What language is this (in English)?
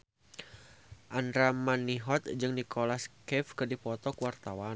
Sundanese